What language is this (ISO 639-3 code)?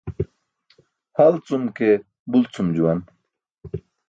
bsk